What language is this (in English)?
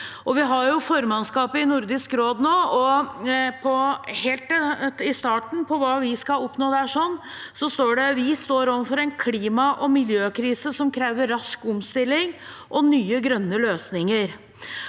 Norwegian